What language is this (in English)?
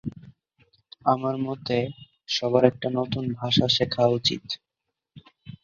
Bangla